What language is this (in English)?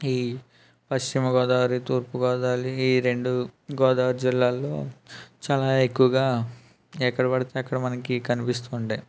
Telugu